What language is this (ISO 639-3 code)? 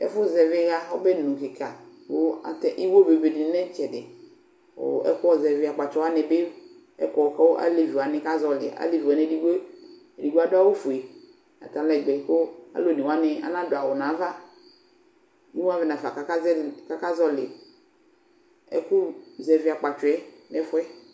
kpo